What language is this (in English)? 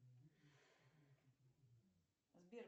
Russian